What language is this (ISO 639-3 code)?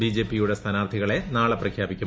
mal